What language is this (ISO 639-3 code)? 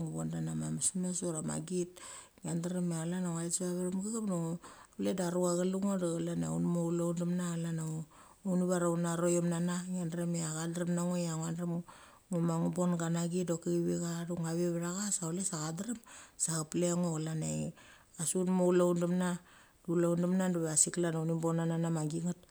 gcc